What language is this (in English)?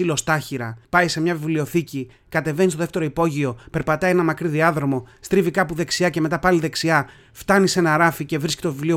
Greek